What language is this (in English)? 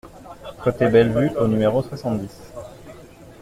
French